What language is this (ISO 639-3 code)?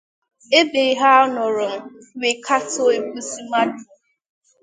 ibo